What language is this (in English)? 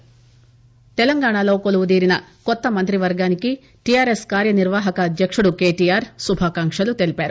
Telugu